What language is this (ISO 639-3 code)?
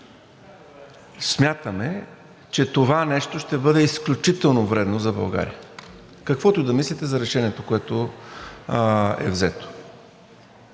bul